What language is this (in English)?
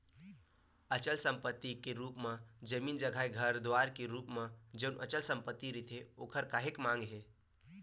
Chhattisgarhi